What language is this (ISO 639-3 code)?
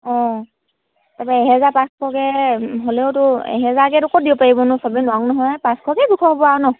asm